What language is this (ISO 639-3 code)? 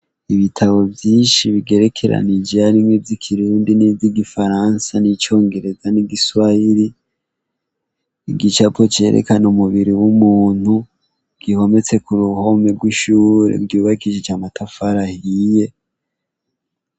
run